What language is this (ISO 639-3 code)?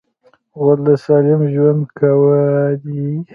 pus